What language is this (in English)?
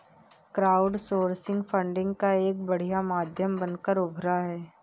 Hindi